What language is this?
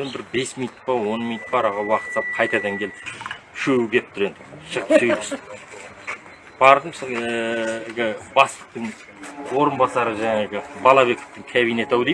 Turkish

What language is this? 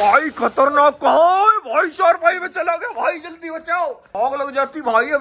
Hindi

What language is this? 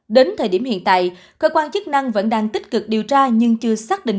Vietnamese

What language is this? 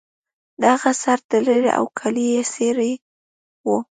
Pashto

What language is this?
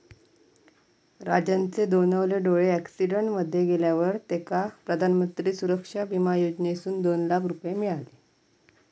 Marathi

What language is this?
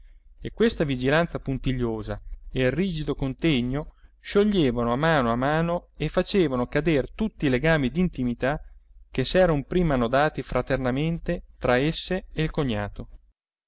Italian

